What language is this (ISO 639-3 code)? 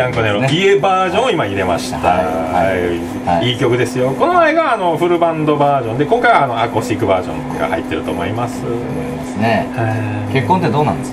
jpn